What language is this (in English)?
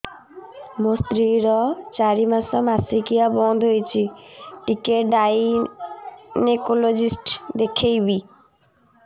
Odia